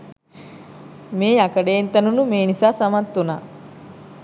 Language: Sinhala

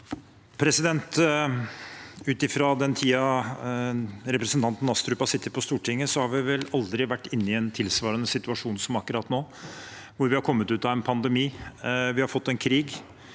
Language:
Norwegian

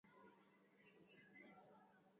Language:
Swahili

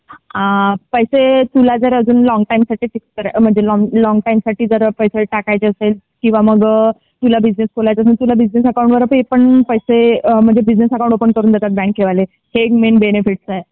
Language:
Marathi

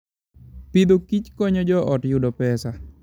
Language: Luo (Kenya and Tanzania)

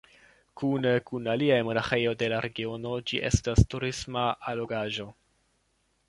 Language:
Esperanto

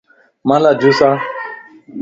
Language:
Lasi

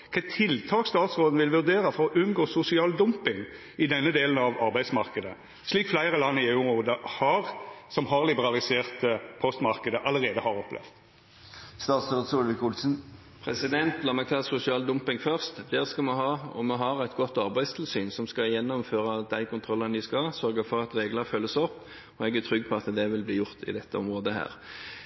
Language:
Norwegian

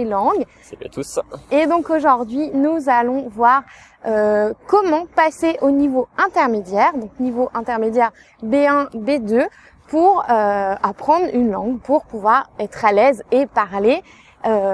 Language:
French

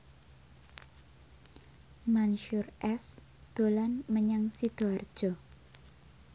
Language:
Javanese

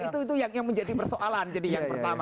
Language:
Indonesian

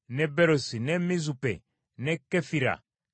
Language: Ganda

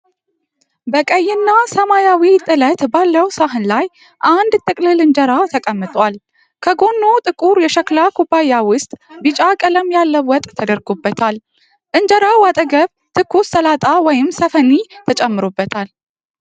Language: Amharic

